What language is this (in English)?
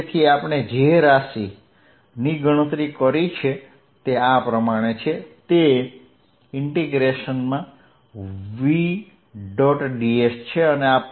Gujarati